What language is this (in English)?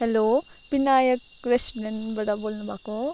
Nepali